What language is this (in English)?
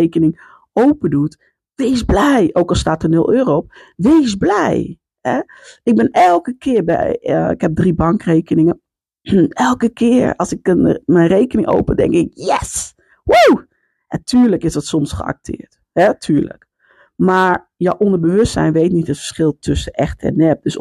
Dutch